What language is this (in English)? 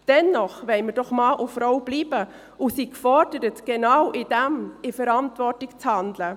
Swiss German